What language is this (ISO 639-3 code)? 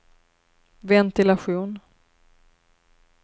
swe